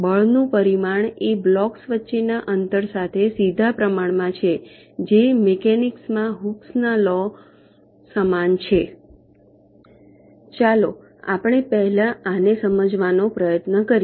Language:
Gujarati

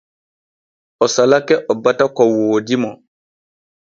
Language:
Borgu Fulfulde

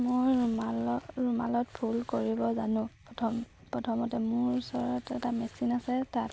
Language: Assamese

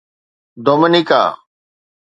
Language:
Sindhi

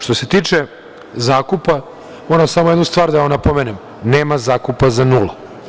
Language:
Serbian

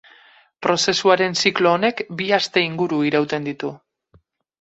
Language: Basque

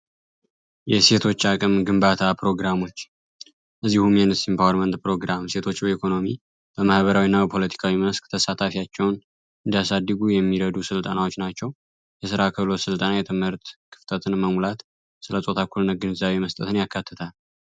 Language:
Amharic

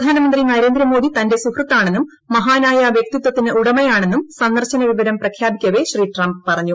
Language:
Malayalam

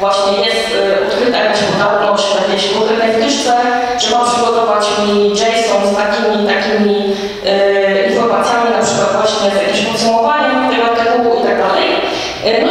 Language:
Polish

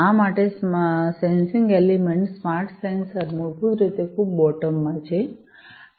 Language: Gujarati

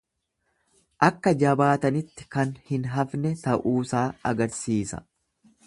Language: Oromo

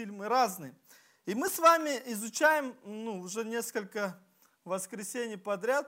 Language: Russian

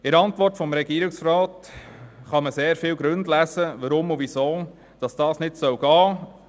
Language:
Swiss German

